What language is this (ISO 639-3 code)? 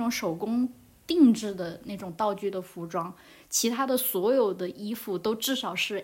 zho